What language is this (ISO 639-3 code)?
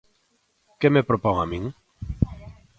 glg